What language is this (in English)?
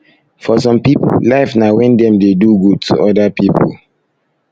Nigerian Pidgin